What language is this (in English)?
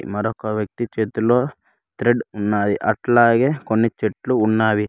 Telugu